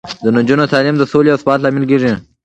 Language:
Pashto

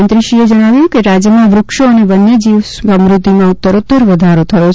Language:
Gujarati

